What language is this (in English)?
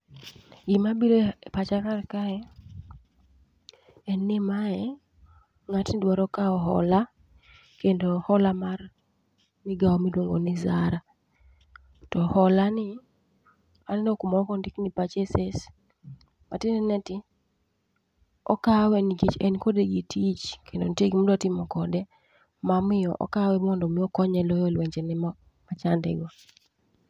Luo (Kenya and Tanzania)